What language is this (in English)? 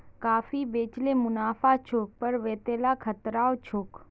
Magahi